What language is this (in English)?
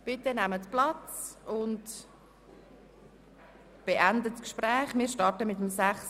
Swiss German